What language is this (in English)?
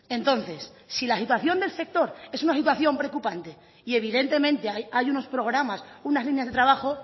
Spanish